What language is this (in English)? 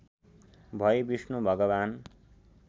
Nepali